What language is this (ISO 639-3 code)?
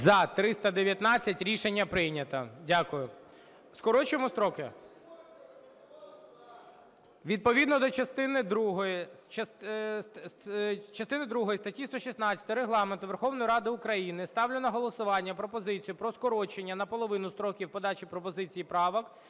ukr